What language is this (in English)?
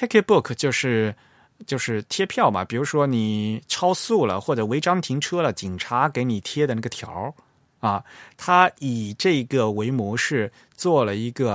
Chinese